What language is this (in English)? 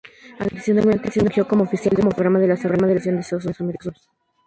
Spanish